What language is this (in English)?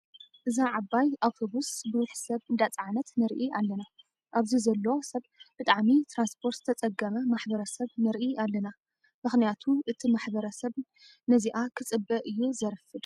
Tigrinya